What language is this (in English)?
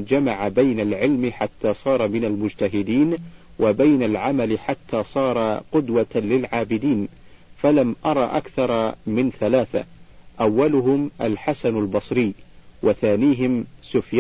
Arabic